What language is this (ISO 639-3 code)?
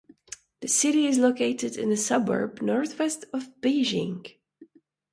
eng